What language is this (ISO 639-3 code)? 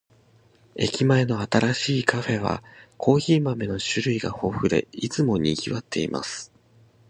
jpn